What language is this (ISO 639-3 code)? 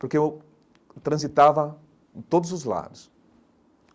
por